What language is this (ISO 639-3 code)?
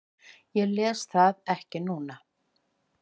isl